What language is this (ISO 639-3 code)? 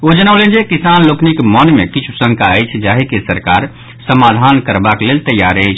mai